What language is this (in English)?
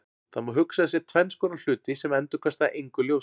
Icelandic